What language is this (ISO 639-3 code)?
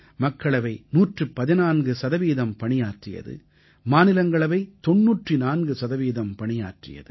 tam